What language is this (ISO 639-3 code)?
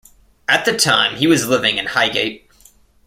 eng